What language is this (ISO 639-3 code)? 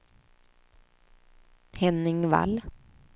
swe